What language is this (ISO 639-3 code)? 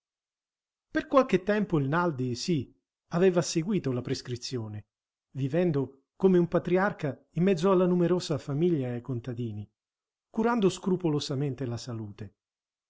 ita